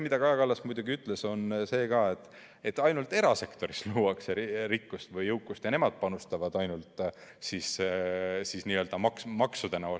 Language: Estonian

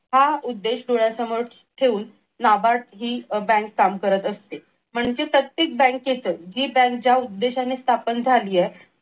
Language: Marathi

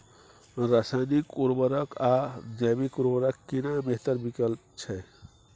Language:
Maithili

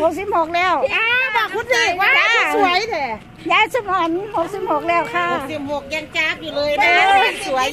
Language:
Thai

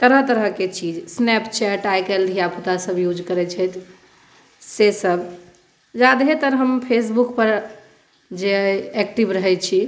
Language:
Maithili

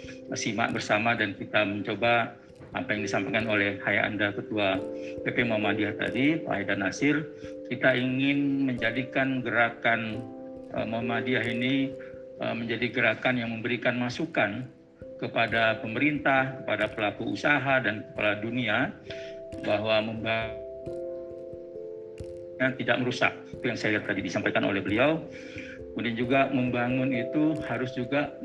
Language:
Indonesian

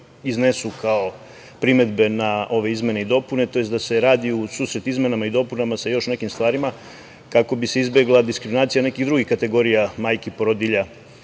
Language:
Serbian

